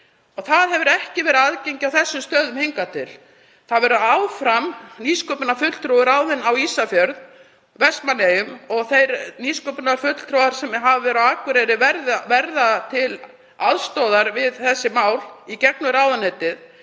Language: Icelandic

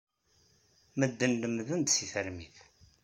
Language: Kabyle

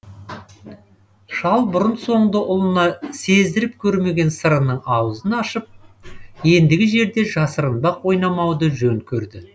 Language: Kazakh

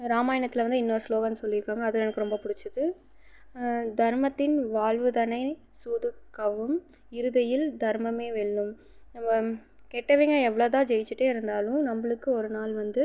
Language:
Tamil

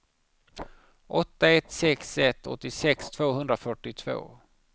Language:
Swedish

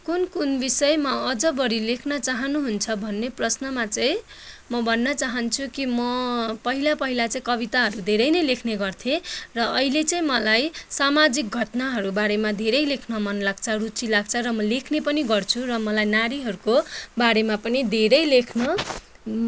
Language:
Nepali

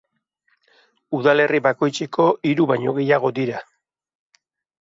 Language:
Basque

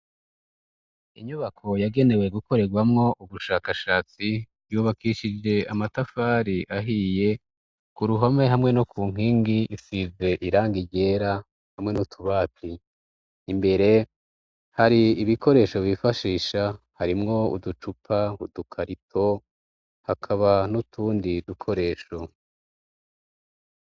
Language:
Rundi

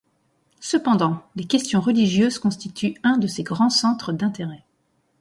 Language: French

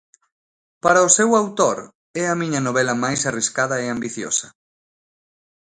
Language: Galician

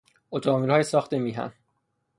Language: Persian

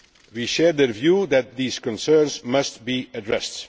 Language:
English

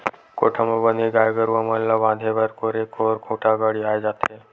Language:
Chhattisgarhi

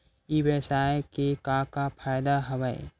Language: Chhattisgarhi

